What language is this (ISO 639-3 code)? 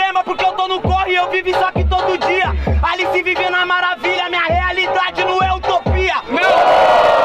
por